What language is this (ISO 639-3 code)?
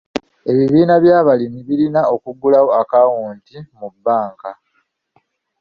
lug